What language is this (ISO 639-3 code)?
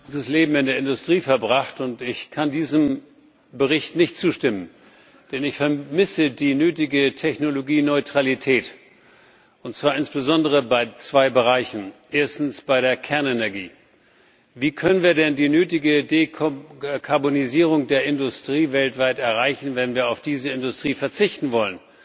deu